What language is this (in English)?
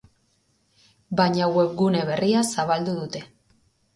Basque